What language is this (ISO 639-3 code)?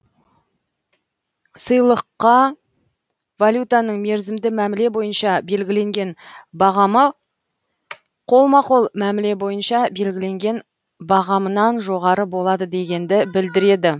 kaz